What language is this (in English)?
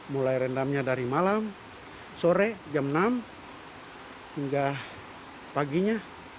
Indonesian